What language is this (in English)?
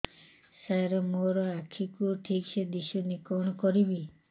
Odia